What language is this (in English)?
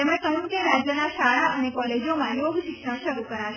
Gujarati